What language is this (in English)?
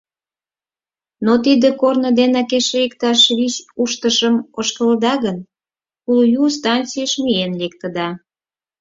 Mari